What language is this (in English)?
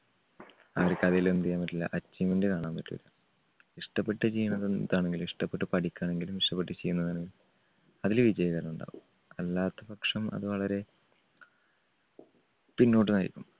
Malayalam